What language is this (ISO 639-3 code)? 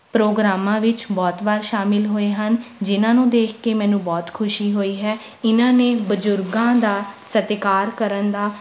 pan